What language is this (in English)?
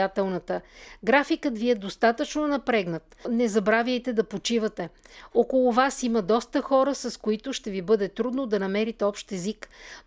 Bulgarian